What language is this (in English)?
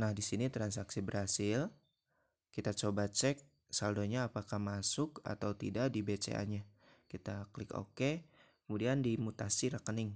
Indonesian